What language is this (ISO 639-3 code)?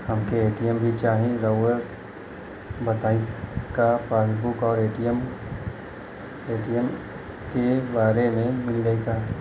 bho